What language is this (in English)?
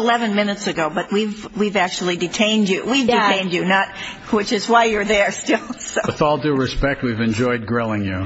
English